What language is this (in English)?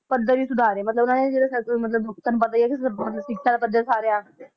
Punjabi